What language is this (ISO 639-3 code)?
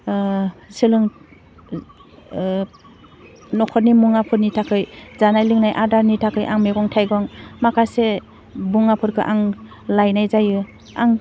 brx